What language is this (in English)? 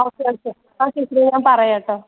Malayalam